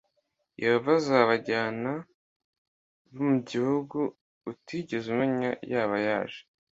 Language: Kinyarwanda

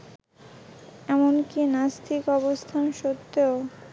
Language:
Bangla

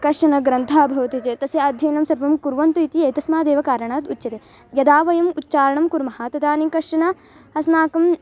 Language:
Sanskrit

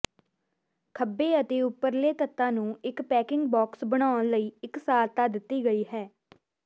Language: Punjabi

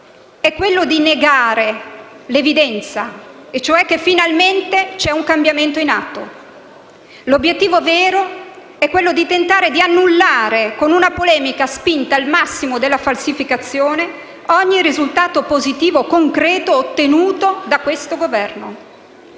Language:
Italian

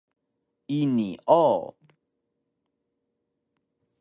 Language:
Taroko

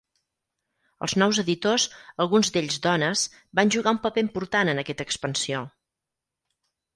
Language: Catalan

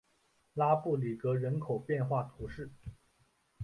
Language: Chinese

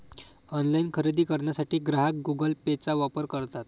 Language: Marathi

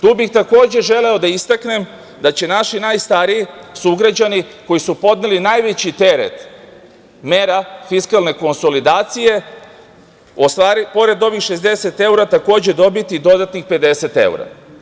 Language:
Serbian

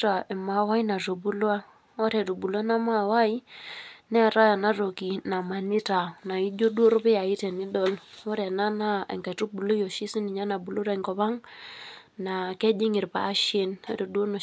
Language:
Masai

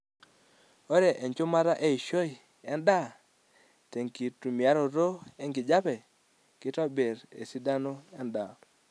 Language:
Masai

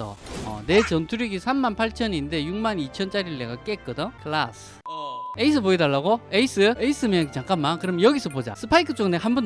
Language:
Korean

